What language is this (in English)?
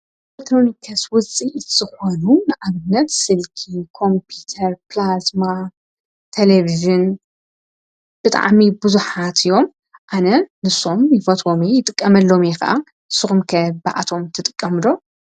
Tigrinya